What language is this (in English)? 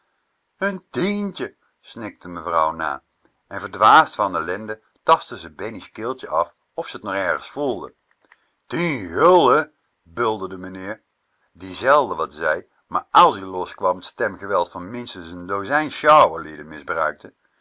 Dutch